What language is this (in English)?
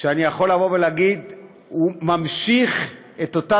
Hebrew